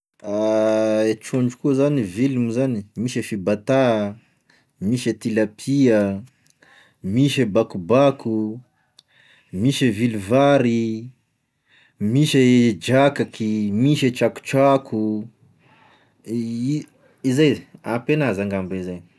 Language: Tesaka Malagasy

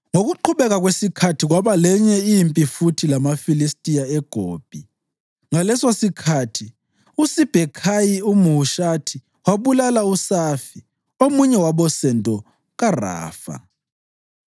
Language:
North Ndebele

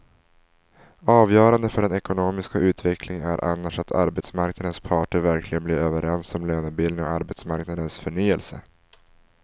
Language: Swedish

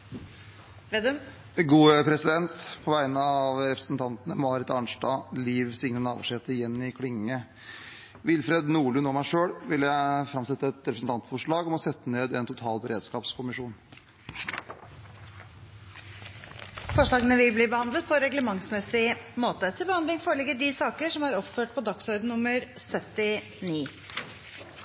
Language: Norwegian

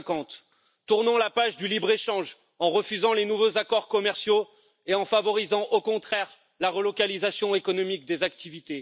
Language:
French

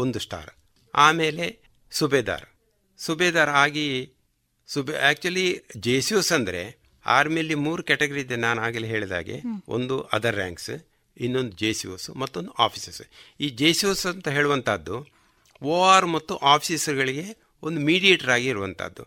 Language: Kannada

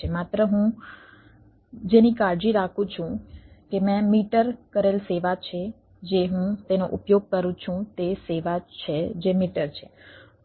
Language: Gujarati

